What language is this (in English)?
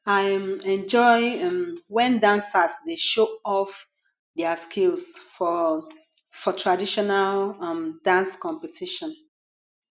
Nigerian Pidgin